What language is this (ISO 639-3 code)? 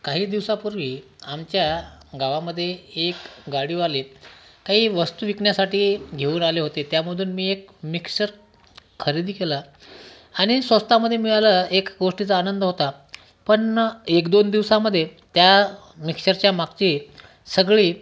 mar